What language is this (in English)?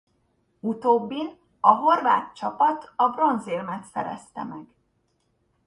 Hungarian